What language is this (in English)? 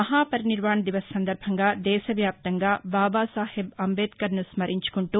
Telugu